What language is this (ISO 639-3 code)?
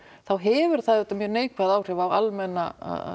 isl